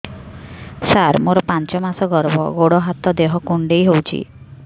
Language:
Odia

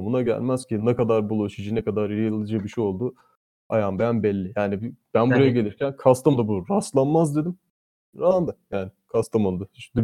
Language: Turkish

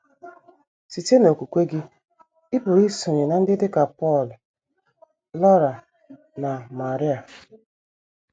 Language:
Igbo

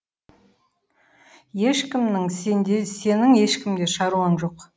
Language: Kazakh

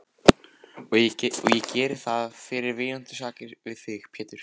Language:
Icelandic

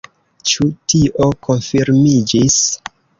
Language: Esperanto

